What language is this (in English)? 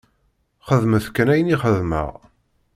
Kabyle